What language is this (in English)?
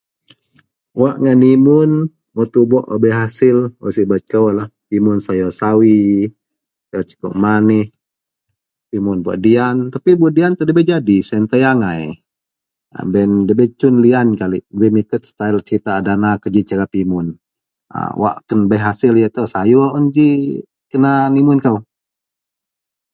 Central Melanau